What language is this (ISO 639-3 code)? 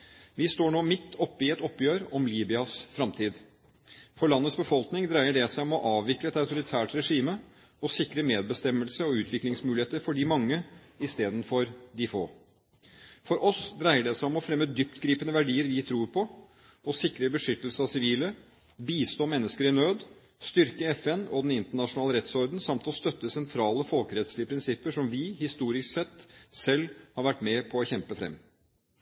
nob